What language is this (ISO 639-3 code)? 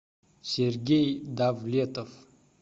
rus